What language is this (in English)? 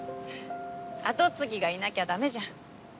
Japanese